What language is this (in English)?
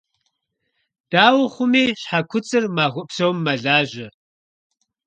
Kabardian